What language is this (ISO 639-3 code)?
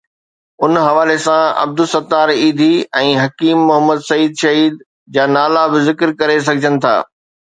snd